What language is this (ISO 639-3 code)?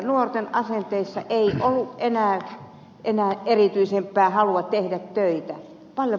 fin